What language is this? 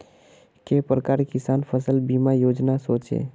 Magahi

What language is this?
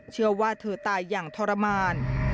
Thai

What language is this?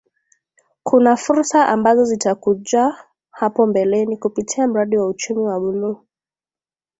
Swahili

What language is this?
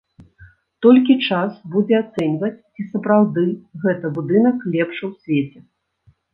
Belarusian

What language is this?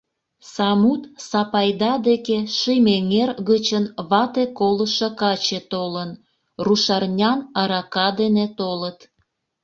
Mari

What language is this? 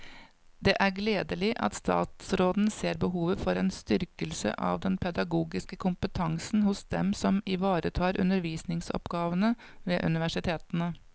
Norwegian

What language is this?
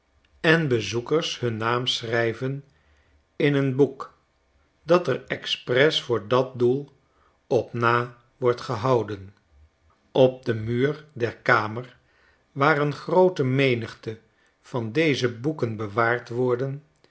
Dutch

